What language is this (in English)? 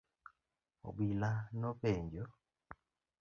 Luo (Kenya and Tanzania)